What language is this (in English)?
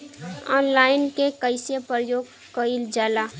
Bhojpuri